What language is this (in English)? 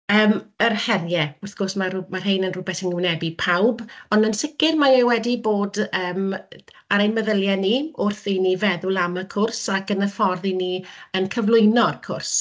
Welsh